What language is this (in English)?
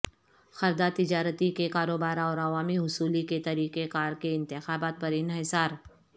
Urdu